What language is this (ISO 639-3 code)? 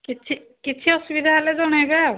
ori